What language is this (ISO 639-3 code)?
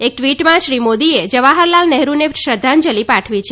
guj